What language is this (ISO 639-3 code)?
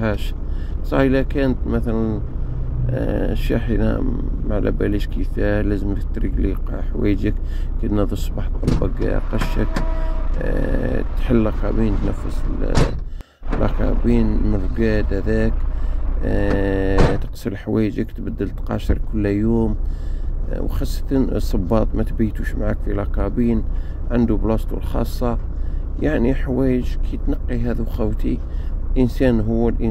ara